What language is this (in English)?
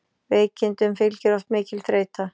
Icelandic